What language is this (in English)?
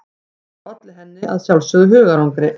Icelandic